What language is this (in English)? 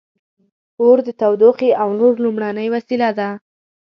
Pashto